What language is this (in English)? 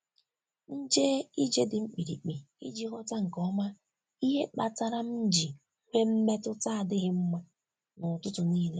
Igbo